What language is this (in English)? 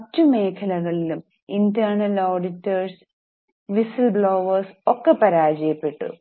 Malayalam